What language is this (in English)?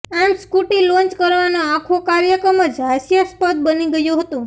Gujarati